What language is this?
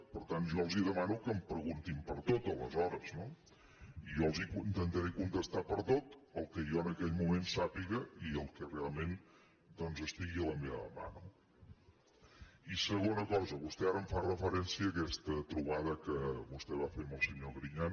Catalan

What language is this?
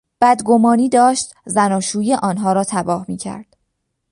Persian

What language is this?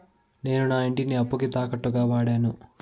Telugu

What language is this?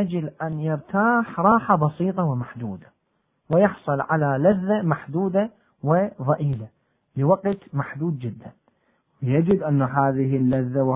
Arabic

